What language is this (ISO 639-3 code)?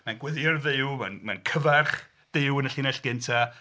cym